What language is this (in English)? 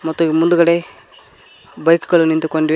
Kannada